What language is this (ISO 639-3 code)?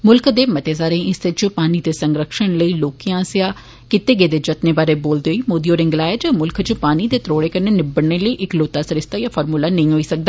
doi